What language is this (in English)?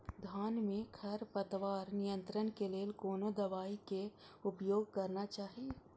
Maithili